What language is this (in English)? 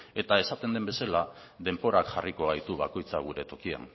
Basque